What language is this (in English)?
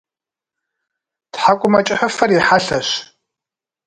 Kabardian